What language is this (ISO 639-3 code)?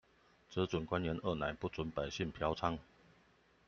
zho